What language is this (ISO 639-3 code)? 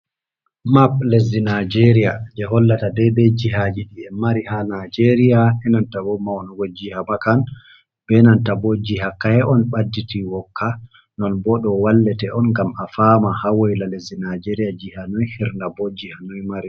ful